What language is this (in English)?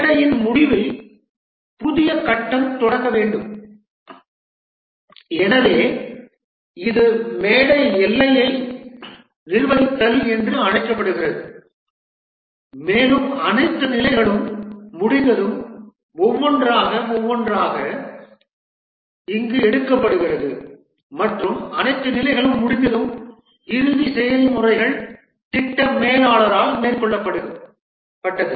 Tamil